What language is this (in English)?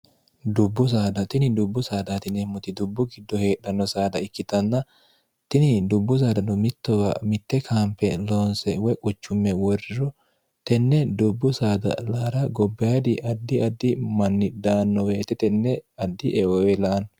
Sidamo